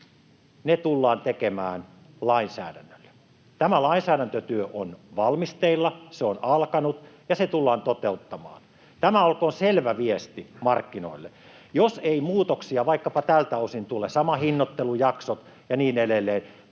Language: Finnish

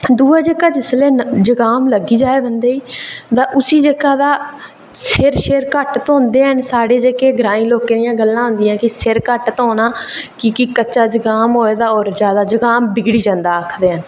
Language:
Dogri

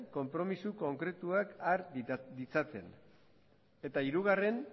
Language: Basque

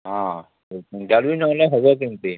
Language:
Odia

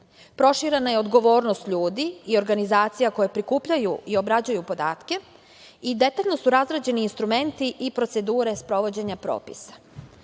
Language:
Serbian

